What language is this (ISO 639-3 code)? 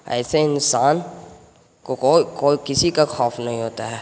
urd